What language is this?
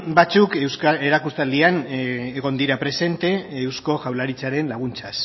Basque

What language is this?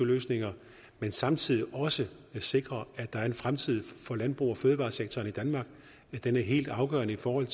Danish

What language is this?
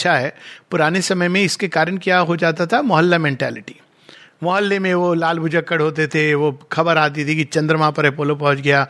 Hindi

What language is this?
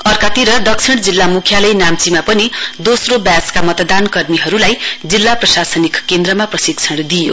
Nepali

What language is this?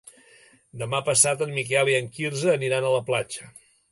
Catalan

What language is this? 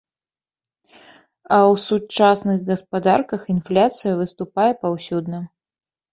Belarusian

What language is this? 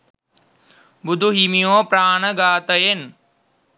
Sinhala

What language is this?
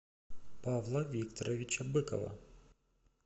Russian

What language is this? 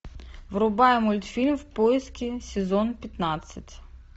Russian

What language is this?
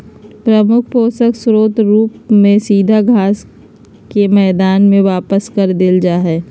Magahi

